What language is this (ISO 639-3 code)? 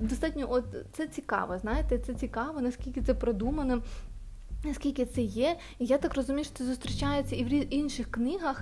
ukr